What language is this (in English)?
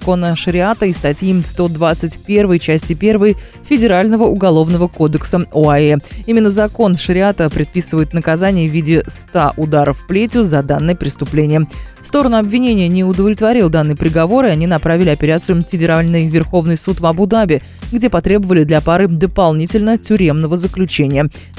Russian